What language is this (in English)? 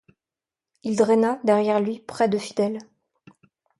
French